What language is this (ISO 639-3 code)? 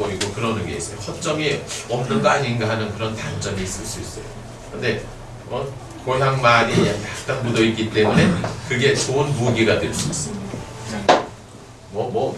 kor